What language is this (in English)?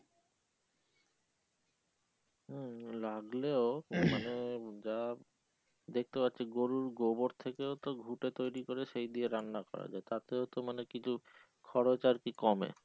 Bangla